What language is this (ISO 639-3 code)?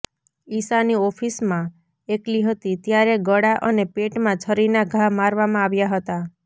guj